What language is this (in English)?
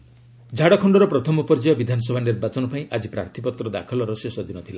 Odia